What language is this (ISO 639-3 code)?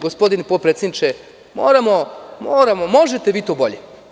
srp